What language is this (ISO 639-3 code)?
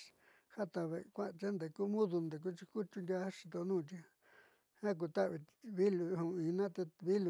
mxy